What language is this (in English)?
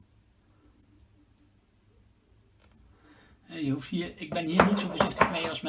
Dutch